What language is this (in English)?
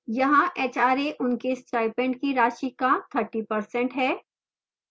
Hindi